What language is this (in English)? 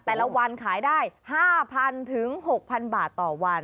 Thai